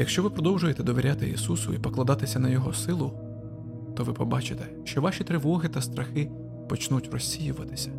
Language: Ukrainian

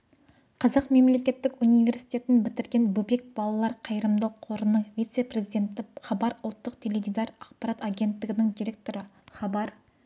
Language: Kazakh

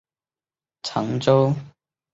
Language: Chinese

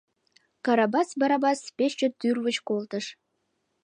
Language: Mari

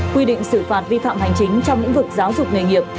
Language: Vietnamese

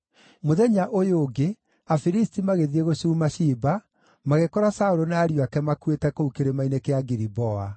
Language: Kikuyu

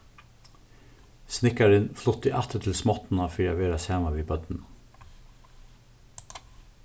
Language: Faroese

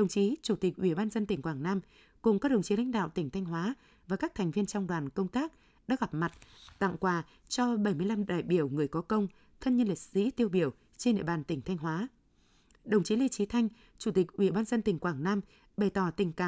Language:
Vietnamese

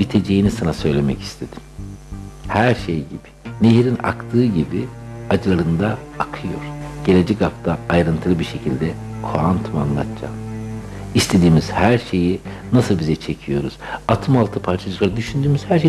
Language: Turkish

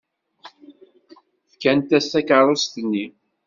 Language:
Kabyle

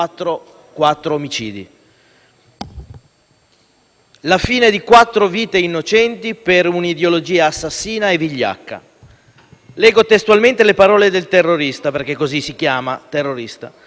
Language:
Italian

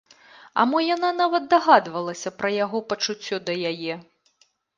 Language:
Belarusian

